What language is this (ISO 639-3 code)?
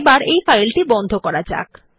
ben